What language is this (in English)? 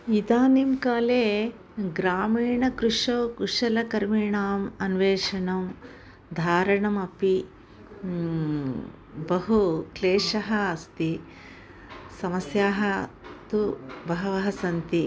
Sanskrit